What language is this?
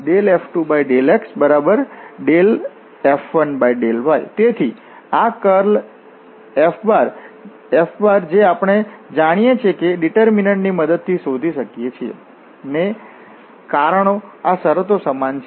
Gujarati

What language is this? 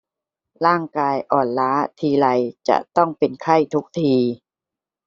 Thai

